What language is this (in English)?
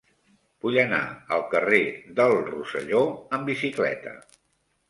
Catalan